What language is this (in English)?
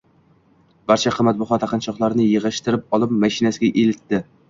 Uzbek